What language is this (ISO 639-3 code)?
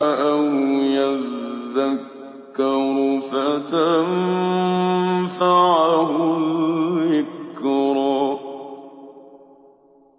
ara